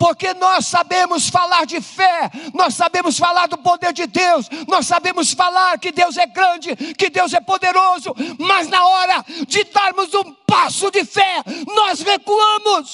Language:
Portuguese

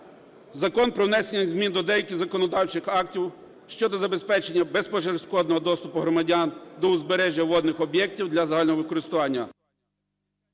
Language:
Ukrainian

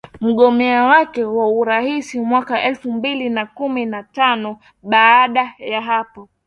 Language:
Swahili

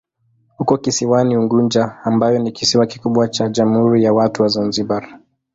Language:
Swahili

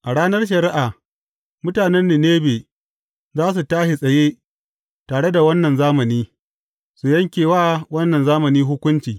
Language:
Hausa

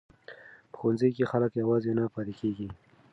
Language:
Pashto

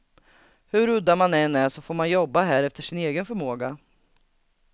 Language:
Swedish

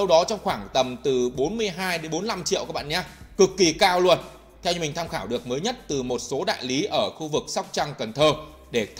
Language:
Vietnamese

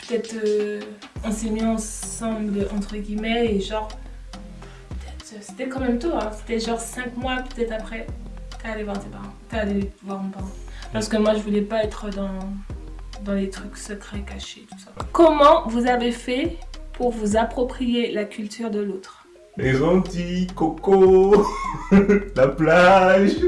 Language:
French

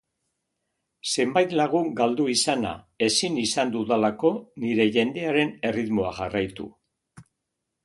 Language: Basque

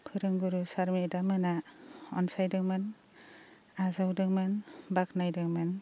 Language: Bodo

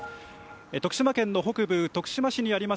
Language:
Japanese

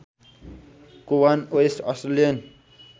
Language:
Nepali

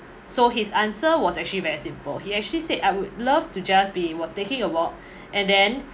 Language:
English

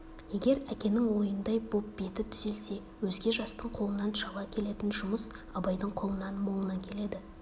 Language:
Kazakh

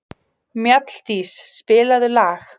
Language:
Icelandic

